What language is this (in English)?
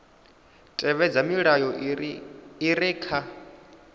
Venda